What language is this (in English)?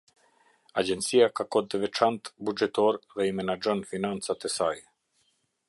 Albanian